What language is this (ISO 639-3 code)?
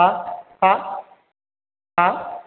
brx